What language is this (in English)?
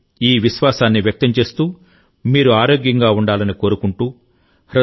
Telugu